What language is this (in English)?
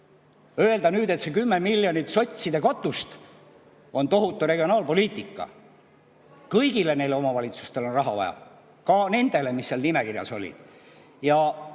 Estonian